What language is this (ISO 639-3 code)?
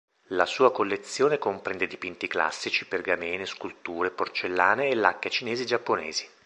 ita